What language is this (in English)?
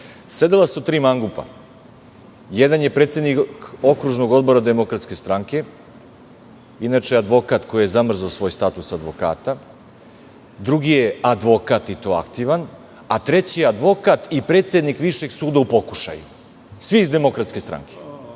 Serbian